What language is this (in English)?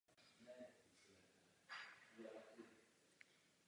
Czech